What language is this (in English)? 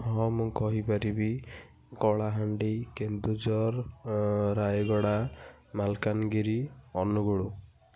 Odia